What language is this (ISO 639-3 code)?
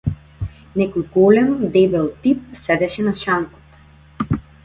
mkd